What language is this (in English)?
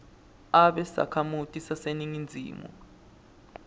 Swati